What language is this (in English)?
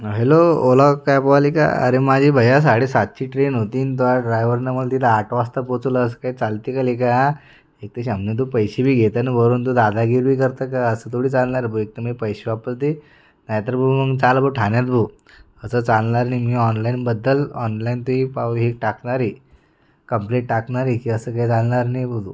Marathi